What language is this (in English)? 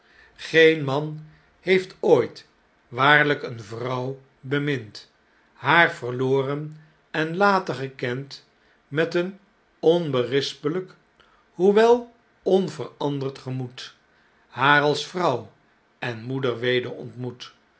Dutch